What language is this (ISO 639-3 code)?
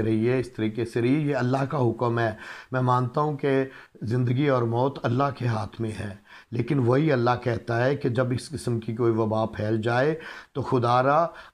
tur